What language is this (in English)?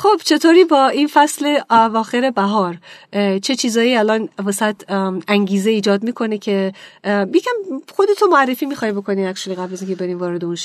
Persian